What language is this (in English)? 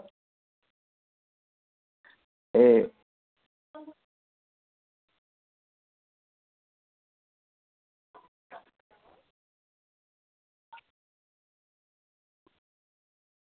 Dogri